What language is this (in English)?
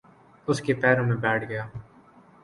Urdu